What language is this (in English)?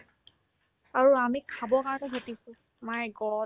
Assamese